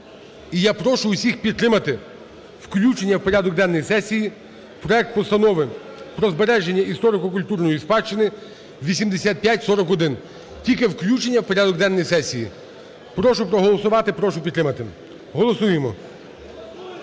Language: Ukrainian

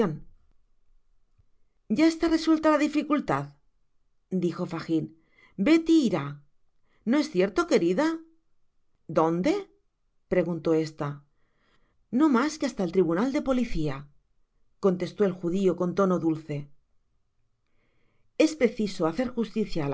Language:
Spanish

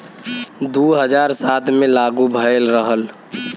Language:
Bhojpuri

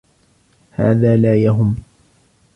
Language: Arabic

